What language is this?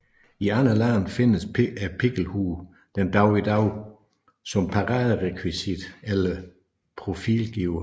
Danish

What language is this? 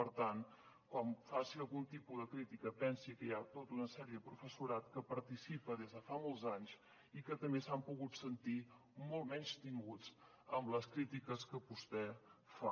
Catalan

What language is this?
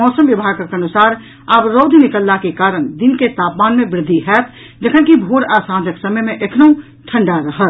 Maithili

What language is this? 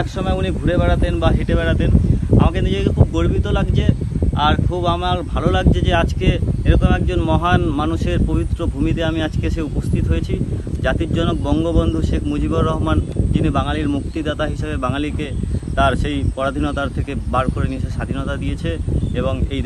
Thai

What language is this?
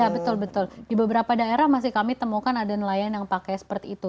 Indonesian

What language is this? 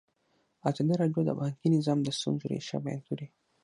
Pashto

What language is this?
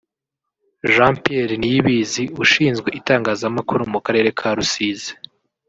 Kinyarwanda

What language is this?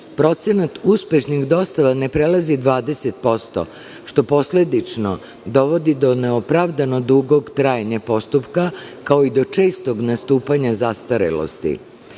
Serbian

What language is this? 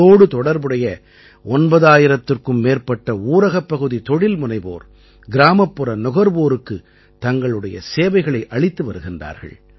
Tamil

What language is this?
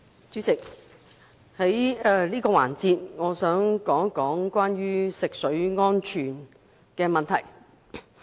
Cantonese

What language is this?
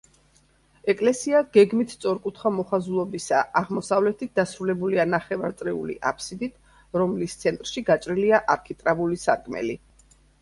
Georgian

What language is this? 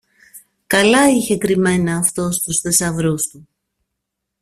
Greek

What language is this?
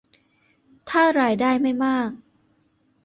Thai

